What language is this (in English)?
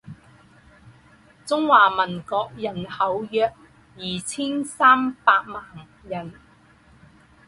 Chinese